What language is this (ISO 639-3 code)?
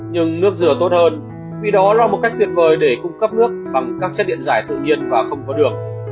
vie